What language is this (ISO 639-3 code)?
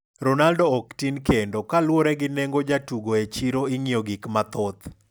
luo